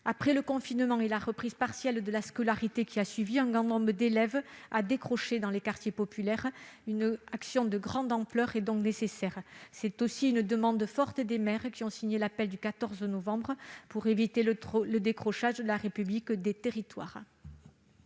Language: French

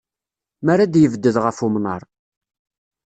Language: Kabyle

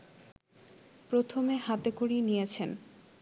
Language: Bangla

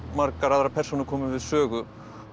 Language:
Icelandic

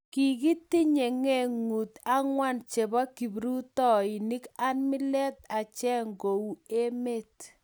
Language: Kalenjin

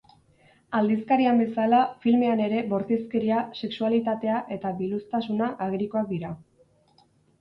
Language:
Basque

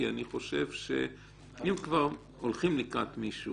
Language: Hebrew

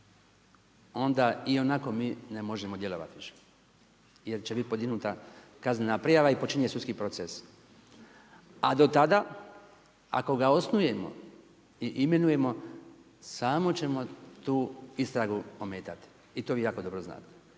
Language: Croatian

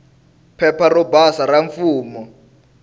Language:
Tsonga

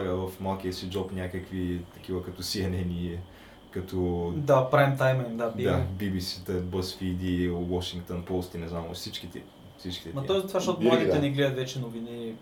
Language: Bulgarian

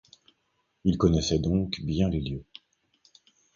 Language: French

